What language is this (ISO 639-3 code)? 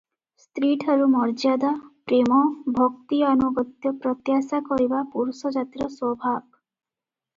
ori